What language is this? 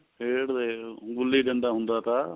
Punjabi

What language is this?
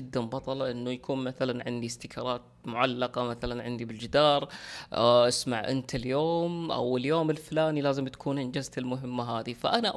Arabic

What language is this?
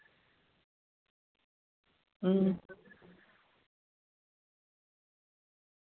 Dogri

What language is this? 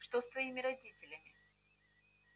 Russian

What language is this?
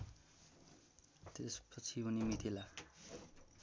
Nepali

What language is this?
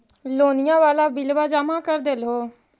Magahi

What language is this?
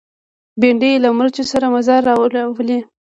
Pashto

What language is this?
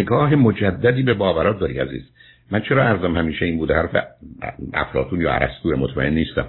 Persian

